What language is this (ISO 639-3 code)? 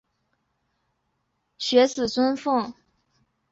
zho